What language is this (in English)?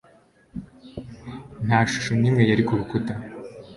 Kinyarwanda